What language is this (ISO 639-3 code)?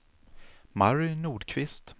swe